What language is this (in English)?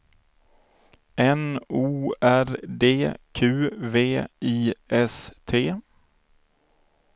Swedish